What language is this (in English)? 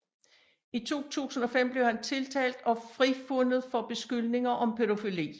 Danish